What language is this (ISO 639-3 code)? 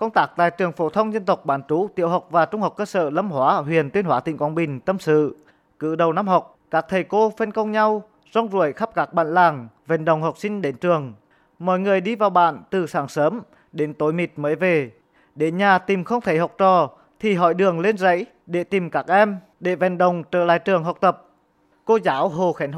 vie